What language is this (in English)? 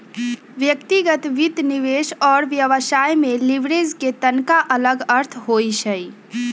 Magahi